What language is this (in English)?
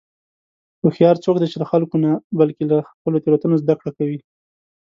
Pashto